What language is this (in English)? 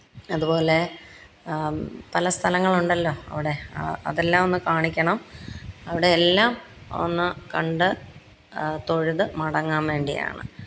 Malayalam